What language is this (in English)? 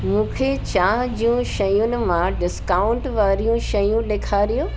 Sindhi